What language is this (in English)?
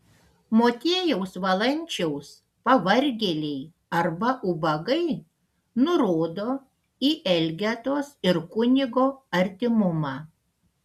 Lithuanian